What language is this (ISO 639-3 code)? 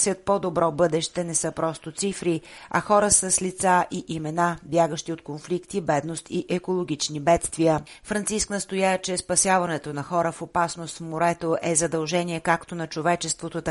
bul